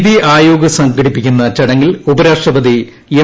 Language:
Malayalam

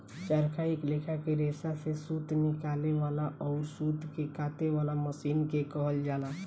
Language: Bhojpuri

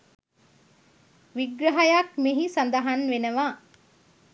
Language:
Sinhala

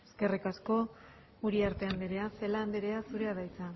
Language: Basque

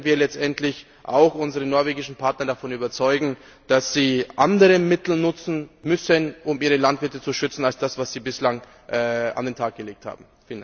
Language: German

